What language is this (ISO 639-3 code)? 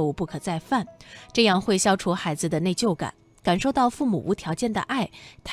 zho